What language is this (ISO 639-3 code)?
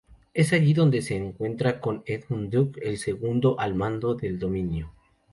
spa